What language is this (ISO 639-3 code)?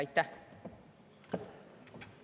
est